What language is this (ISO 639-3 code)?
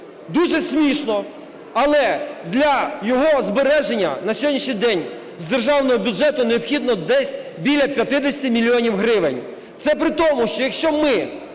ukr